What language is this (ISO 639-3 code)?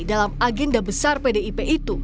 ind